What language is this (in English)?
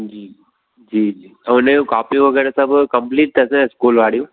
Sindhi